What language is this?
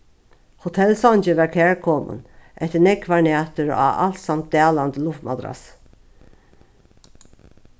Faroese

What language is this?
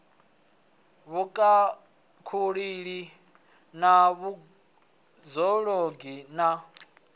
Venda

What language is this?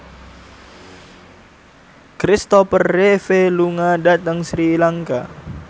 Javanese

